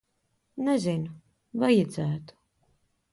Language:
Latvian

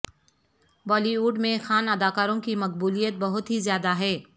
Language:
Urdu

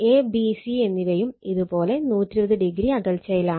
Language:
Malayalam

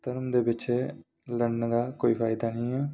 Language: Dogri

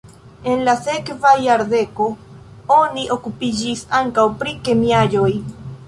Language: Esperanto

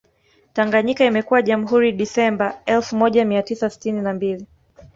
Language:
Swahili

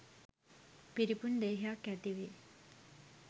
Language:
Sinhala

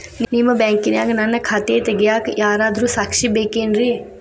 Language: Kannada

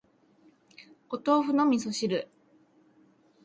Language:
Japanese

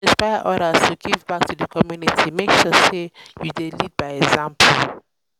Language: Nigerian Pidgin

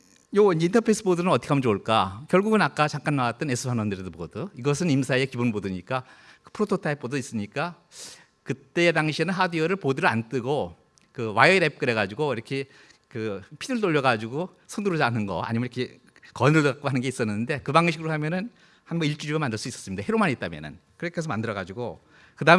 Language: Korean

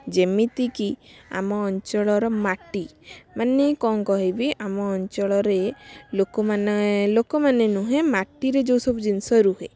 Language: Odia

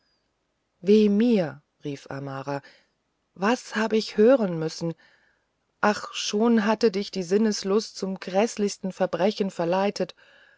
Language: German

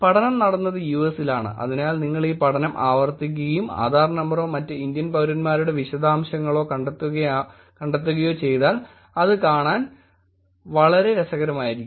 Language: Malayalam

